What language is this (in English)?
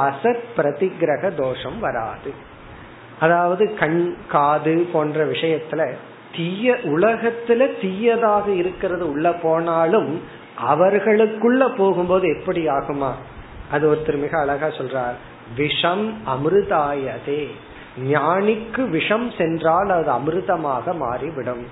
Tamil